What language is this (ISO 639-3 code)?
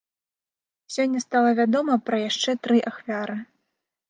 bel